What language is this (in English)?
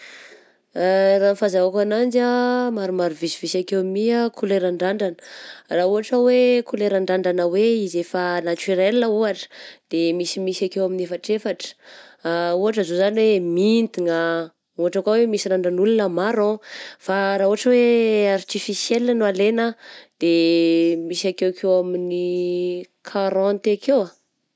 Southern Betsimisaraka Malagasy